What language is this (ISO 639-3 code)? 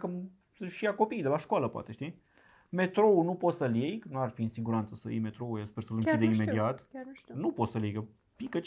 ron